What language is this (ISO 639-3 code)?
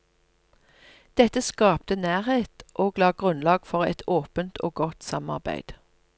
nor